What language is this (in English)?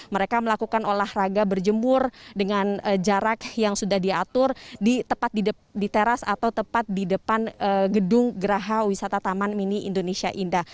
Indonesian